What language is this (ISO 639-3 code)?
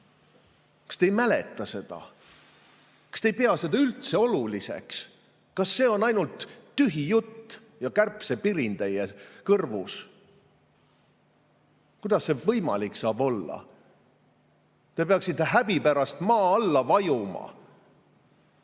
est